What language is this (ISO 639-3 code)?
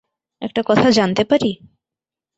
ben